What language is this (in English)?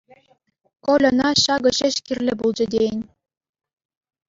Chuvash